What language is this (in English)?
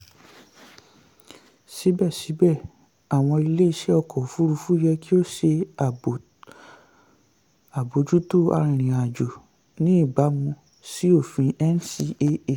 Yoruba